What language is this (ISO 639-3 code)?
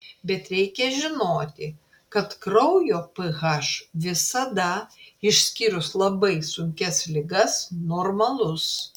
lit